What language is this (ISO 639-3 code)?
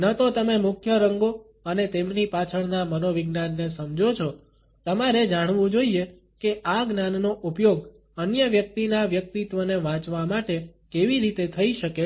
guj